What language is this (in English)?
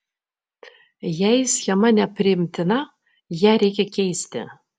Lithuanian